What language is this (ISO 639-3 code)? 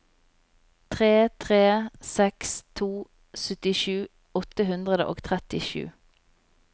nor